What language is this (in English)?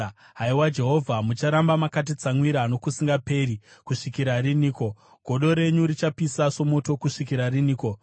Shona